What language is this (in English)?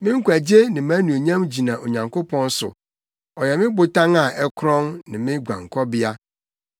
Akan